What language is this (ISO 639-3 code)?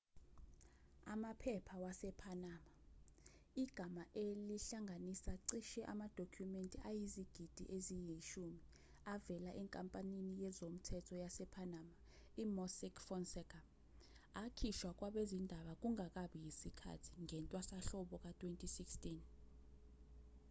zul